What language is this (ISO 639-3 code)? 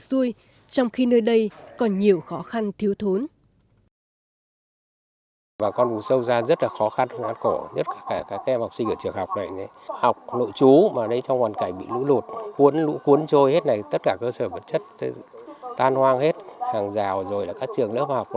vie